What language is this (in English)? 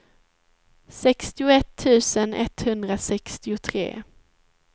Swedish